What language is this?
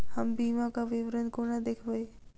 Maithili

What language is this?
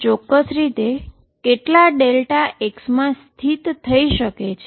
Gujarati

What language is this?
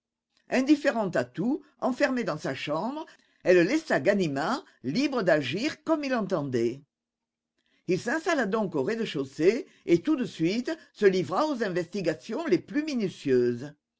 French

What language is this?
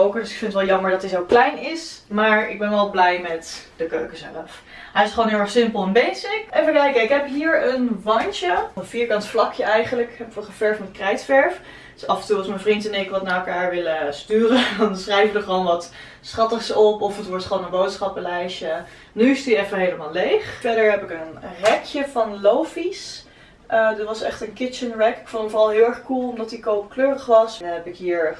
Dutch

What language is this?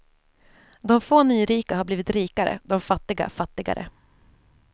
Swedish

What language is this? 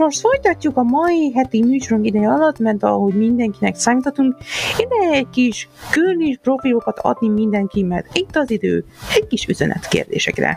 Hungarian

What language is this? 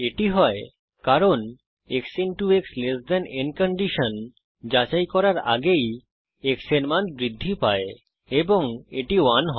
Bangla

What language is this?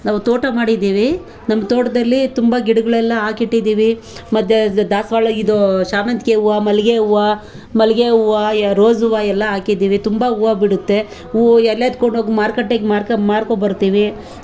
Kannada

